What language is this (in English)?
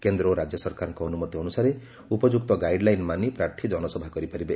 Odia